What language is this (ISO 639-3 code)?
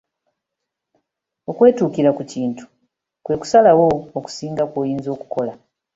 lug